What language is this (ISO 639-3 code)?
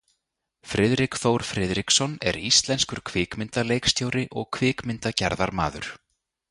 isl